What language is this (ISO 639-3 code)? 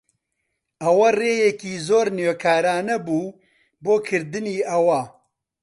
ckb